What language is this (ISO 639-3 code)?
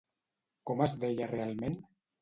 cat